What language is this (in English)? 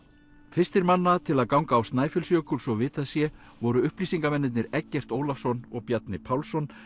Icelandic